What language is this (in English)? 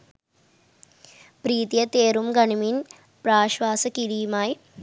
Sinhala